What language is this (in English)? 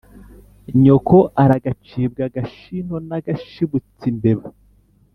Kinyarwanda